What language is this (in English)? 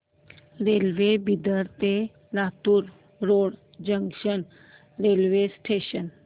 Marathi